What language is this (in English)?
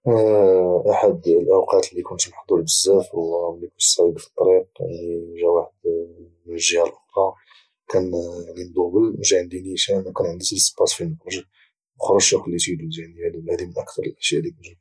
Moroccan Arabic